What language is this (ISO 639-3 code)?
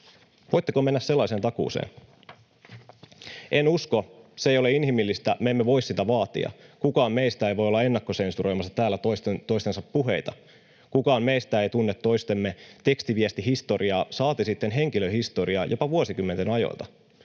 fin